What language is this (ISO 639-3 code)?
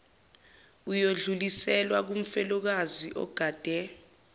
zul